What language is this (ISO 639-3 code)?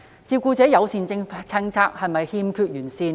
yue